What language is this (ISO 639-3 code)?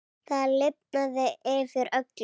isl